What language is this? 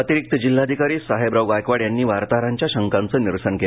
Marathi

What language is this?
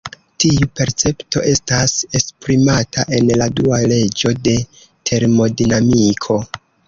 Esperanto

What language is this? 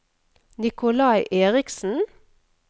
Norwegian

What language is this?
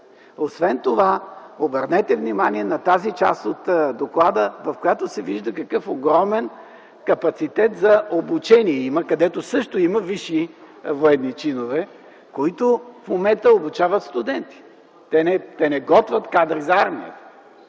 Bulgarian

